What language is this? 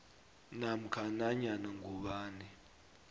South Ndebele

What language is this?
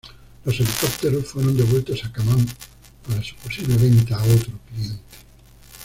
Spanish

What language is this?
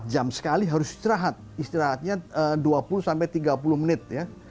Indonesian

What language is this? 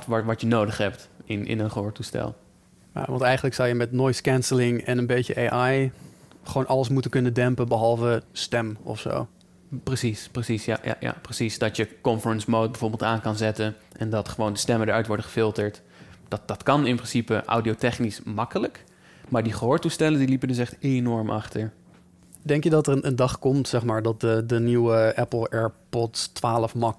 Dutch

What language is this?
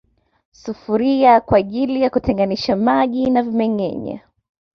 Swahili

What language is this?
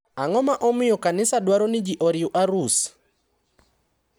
Luo (Kenya and Tanzania)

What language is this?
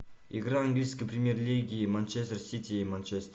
Russian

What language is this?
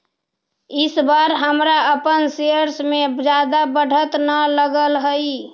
Magahi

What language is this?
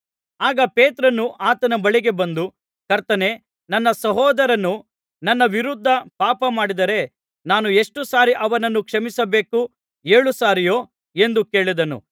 Kannada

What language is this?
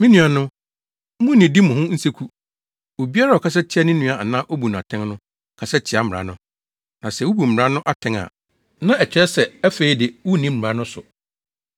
Akan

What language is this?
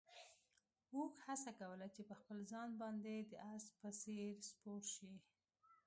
Pashto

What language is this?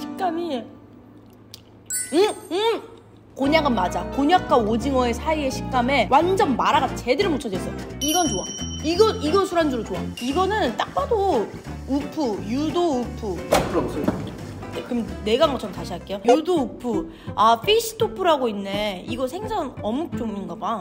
Korean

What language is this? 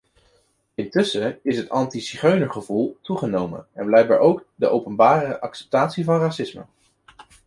Dutch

